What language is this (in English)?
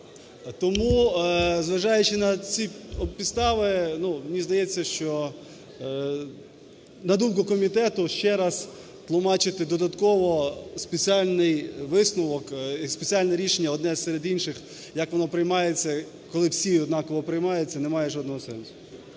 Ukrainian